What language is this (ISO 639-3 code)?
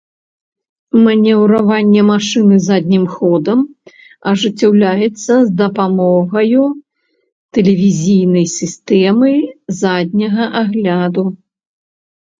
bel